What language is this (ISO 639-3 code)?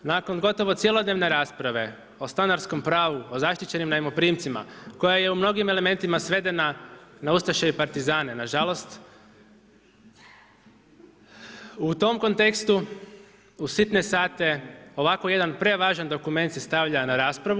hrv